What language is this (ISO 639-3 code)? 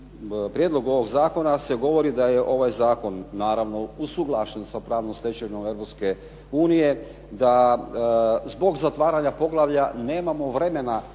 hrv